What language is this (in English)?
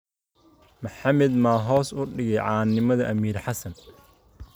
Somali